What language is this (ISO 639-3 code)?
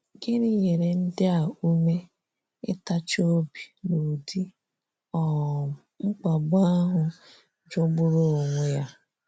ibo